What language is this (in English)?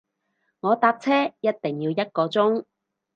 Cantonese